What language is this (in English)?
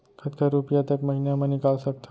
Chhattisgarhi